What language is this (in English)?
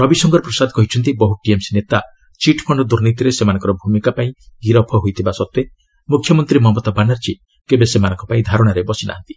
Odia